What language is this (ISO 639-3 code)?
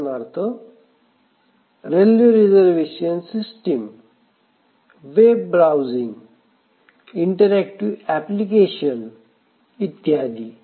mar